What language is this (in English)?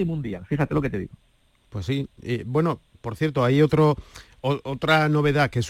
Spanish